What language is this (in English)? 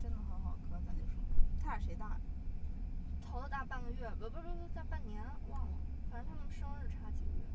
Chinese